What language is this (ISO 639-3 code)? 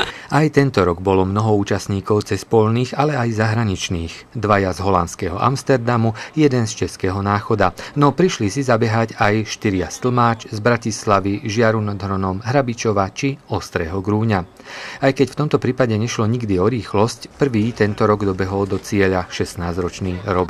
slk